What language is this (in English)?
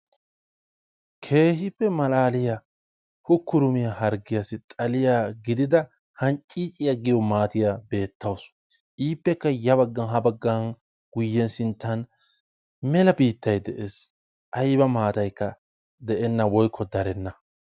Wolaytta